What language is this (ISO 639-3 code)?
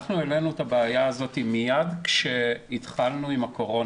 heb